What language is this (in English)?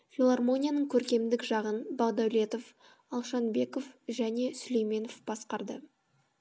Kazakh